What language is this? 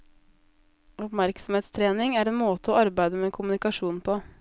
Norwegian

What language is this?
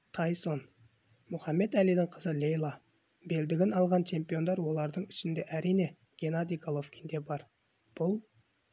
Kazakh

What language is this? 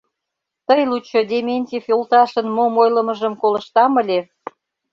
Mari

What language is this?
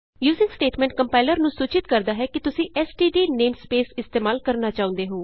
Punjabi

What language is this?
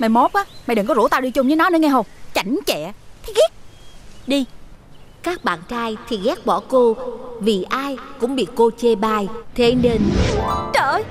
Vietnamese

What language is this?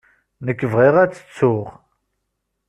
Kabyle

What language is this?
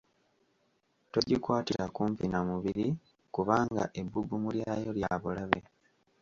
Ganda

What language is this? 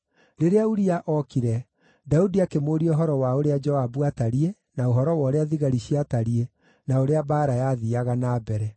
Kikuyu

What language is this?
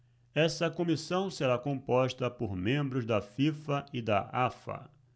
Portuguese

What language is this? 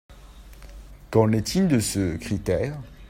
French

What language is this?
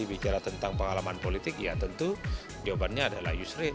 Indonesian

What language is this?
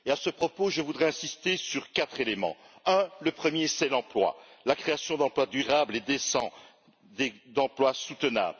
French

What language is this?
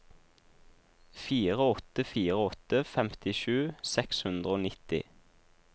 Norwegian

